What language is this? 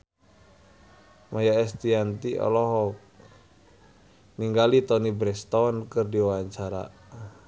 Sundanese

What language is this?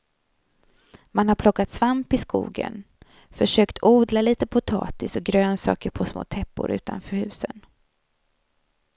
Swedish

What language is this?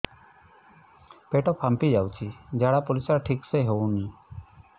Odia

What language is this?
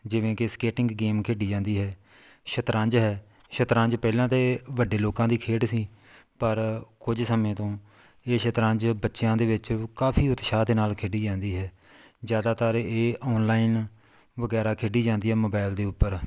Punjabi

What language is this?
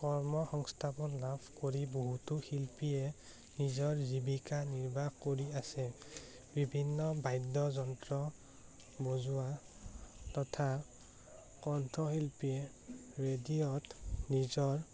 Assamese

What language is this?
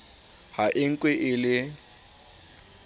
Southern Sotho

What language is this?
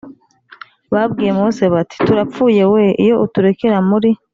Kinyarwanda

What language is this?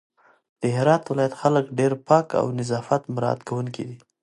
Pashto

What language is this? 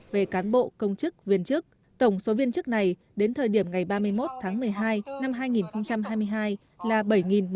Vietnamese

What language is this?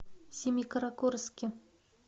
Russian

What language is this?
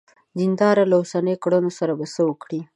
Pashto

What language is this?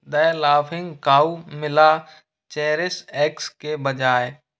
Hindi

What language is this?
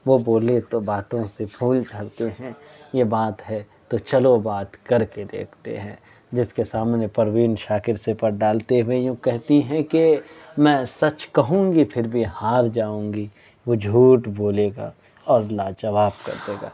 Urdu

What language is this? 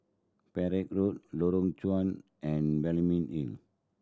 English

